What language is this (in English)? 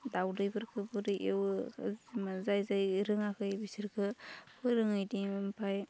Bodo